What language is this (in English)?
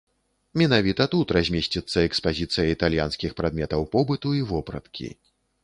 Belarusian